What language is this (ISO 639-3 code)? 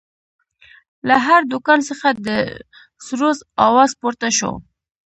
pus